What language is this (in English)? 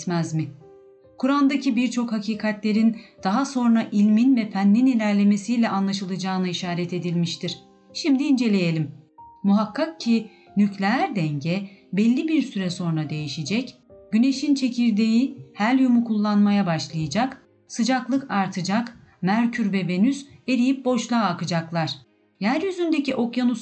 Turkish